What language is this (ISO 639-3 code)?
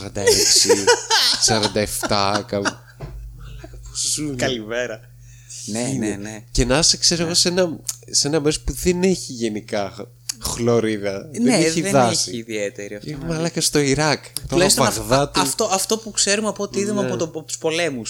ell